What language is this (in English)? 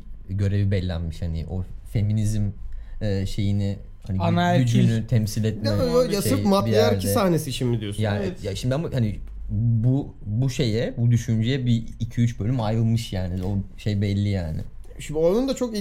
Turkish